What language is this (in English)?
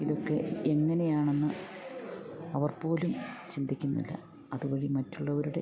Malayalam